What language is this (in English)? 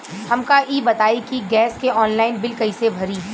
Bhojpuri